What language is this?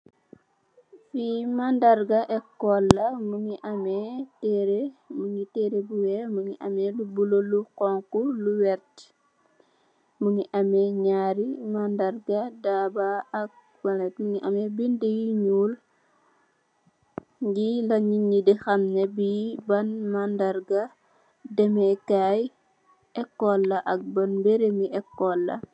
Wolof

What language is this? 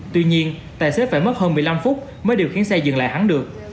Vietnamese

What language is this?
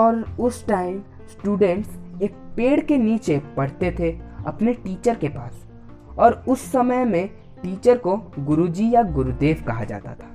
Hindi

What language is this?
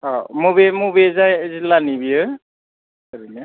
Bodo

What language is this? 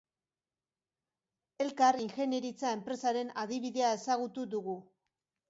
Basque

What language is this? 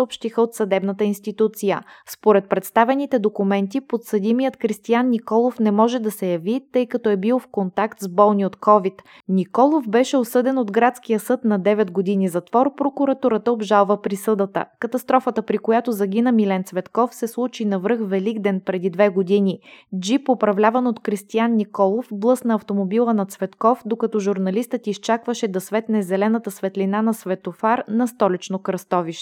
Bulgarian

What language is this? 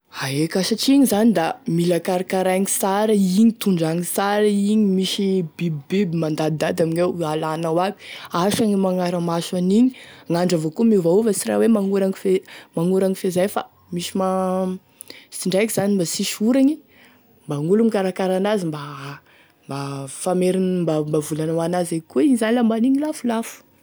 Tesaka Malagasy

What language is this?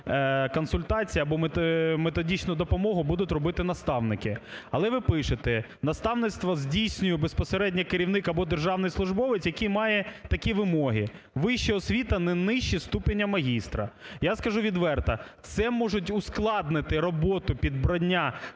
Ukrainian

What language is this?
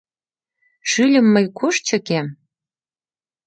Mari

